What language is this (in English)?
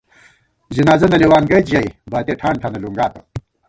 Gawar-Bati